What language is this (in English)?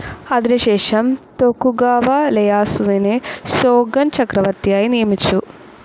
Malayalam